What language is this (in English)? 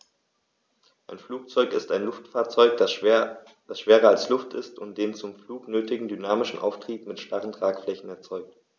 German